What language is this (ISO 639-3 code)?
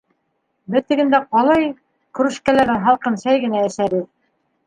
bak